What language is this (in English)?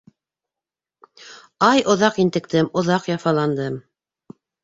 Bashkir